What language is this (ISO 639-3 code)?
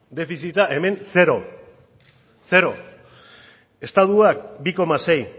eus